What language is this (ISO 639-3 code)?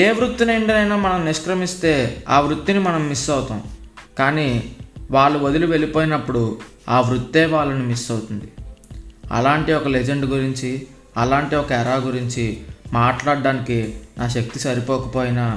tel